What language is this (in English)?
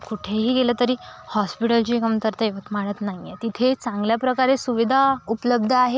Marathi